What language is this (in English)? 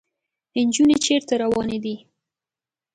Pashto